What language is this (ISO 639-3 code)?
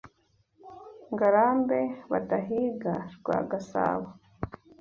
kin